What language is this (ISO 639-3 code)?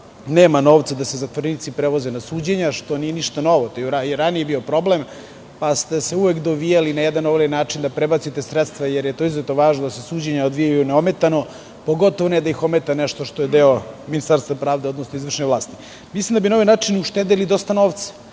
srp